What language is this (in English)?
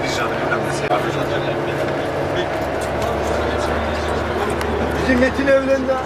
Turkish